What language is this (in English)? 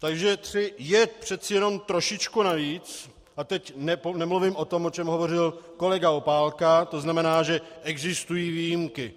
Czech